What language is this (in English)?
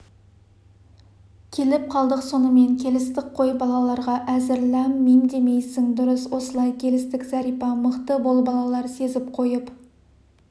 Kazakh